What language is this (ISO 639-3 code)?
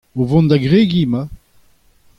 bre